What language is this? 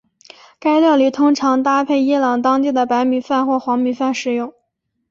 Chinese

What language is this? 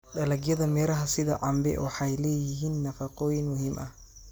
Somali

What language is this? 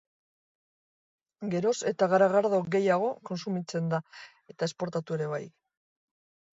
Basque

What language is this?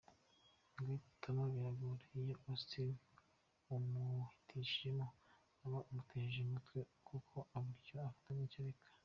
Kinyarwanda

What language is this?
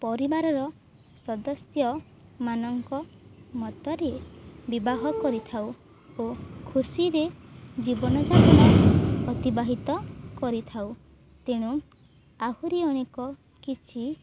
Odia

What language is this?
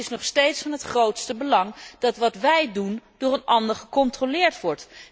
Dutch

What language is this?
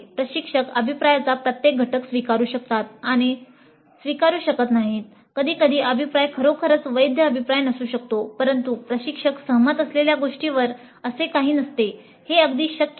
Marathi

